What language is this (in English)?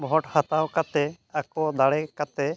Santali